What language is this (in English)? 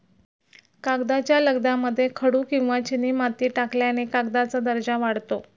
Marathi